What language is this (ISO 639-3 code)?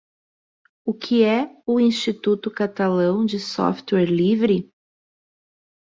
por